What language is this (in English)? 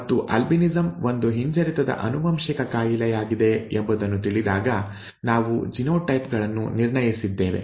Kannada